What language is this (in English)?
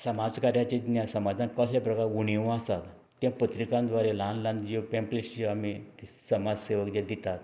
Konkani